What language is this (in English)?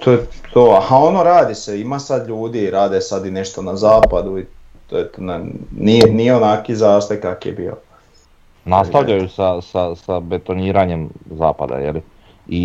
Croatian